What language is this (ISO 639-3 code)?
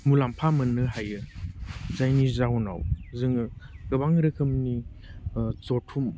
brx